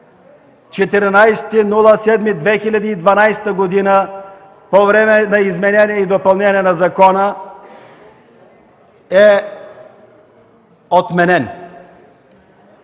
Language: Bulgarian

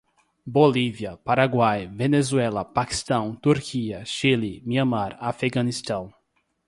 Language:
Portuguese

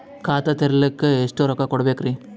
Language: Kannada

